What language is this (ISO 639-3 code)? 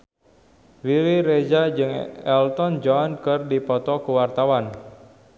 sun